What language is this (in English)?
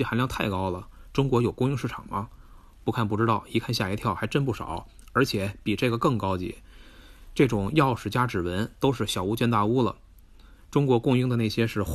Chinese